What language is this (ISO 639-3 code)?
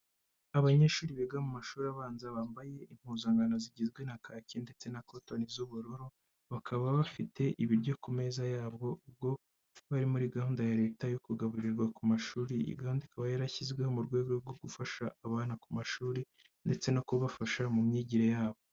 kin